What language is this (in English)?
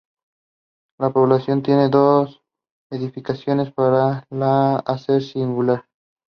Spanish